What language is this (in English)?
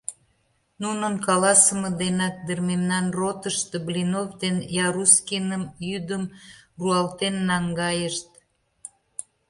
Mari